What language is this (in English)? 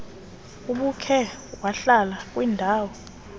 Xhosa